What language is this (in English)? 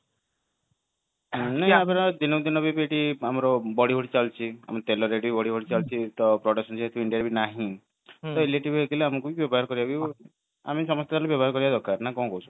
Odia